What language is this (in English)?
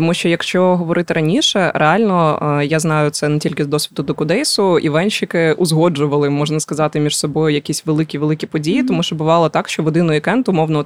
Ukrainian